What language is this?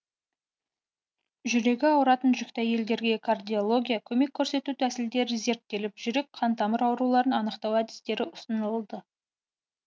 Kazakh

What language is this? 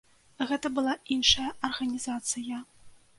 Belarusian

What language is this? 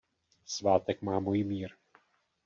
Czech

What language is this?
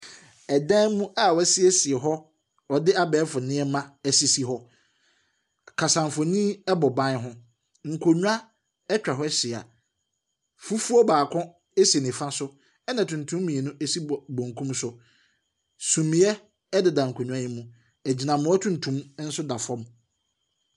Akan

